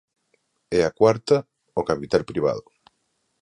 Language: Galician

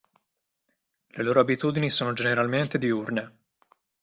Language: Italian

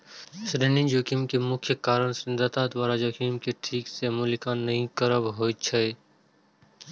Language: Maithili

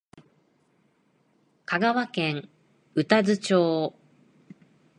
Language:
Japanese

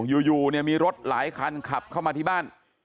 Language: Thai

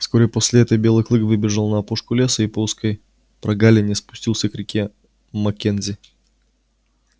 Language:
Russian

